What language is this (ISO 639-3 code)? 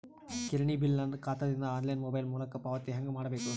kan